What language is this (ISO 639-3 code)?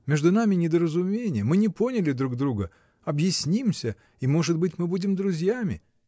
rus